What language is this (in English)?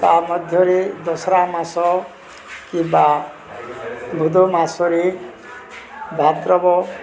Odia